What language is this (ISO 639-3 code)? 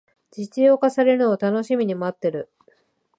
jpn